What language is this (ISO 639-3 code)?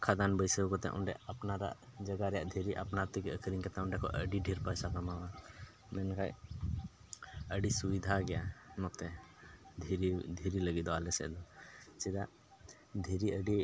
sat